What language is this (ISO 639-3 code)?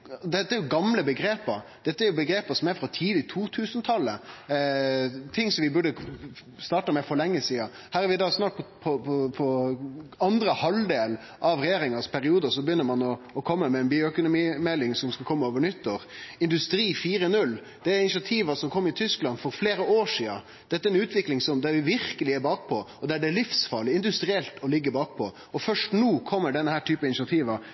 nno